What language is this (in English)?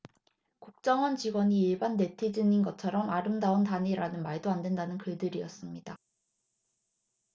Korean